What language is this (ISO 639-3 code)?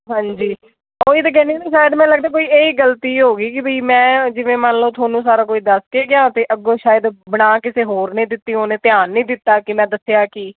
pan